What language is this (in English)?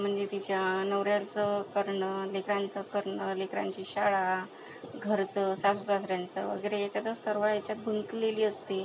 Marathi